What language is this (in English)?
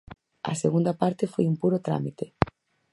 Galician